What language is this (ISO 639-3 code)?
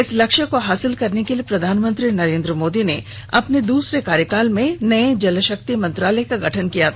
hin